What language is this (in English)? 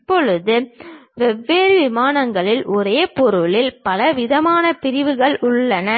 Tamil